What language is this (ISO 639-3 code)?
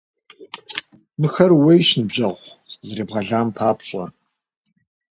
kbd